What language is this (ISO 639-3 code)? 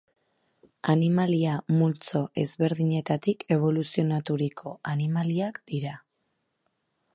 eus